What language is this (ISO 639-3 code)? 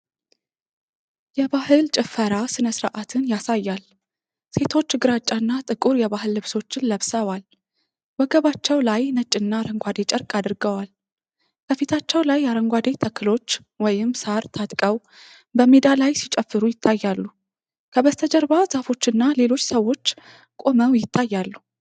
amh